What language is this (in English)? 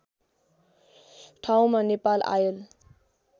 Nepali